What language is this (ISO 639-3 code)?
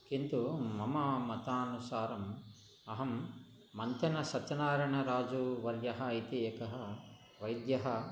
san